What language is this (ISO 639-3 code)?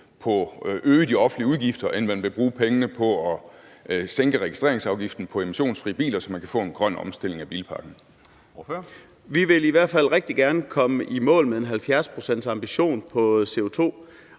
dan